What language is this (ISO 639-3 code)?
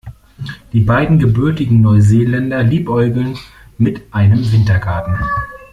deu